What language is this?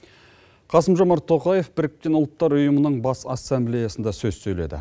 Kazakh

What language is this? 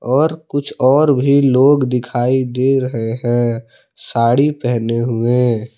Hindi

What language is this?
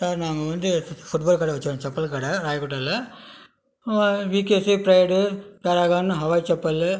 Tamil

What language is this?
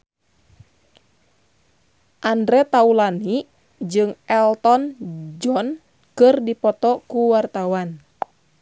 Sundanese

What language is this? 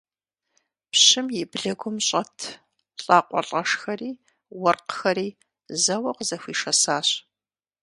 Kabardian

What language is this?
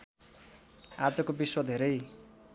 Nepali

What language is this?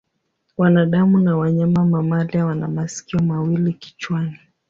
Swahili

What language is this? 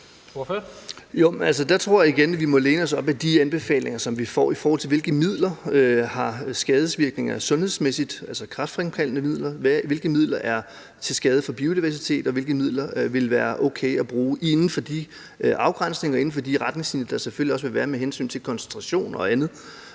Danish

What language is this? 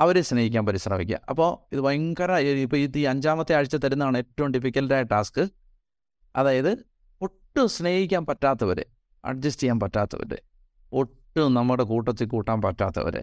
Malayalam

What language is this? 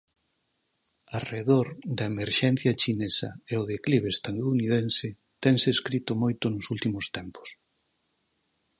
Galician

